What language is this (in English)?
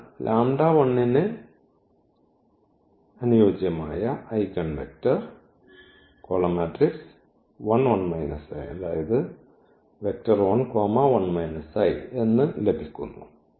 Malayalam